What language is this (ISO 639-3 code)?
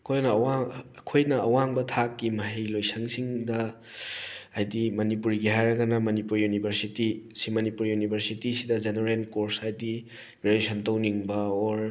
mni